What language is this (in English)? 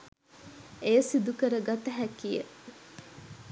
Sinhala